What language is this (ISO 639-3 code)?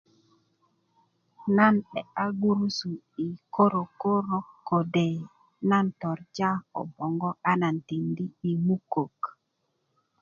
ukv